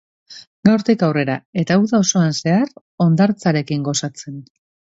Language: Basque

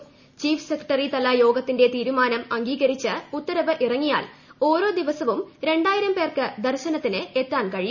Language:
Malayalam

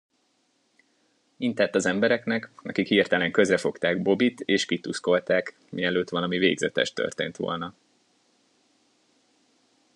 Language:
Hungarian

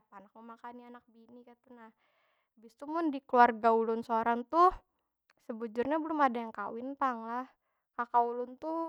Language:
Banjar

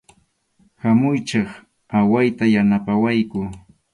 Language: Arequipa-La Unión Quechua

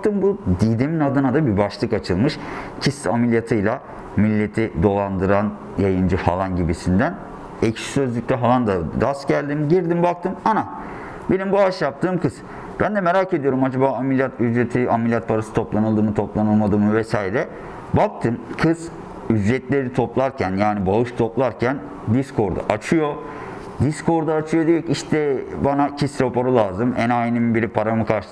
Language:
Turkish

